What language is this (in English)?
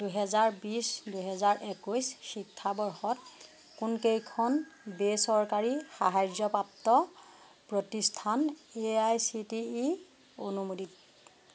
Assamese